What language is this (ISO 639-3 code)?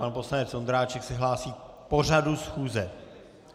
ces